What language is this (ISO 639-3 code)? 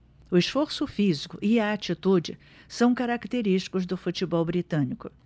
por